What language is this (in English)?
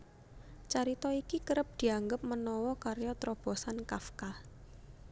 Javanese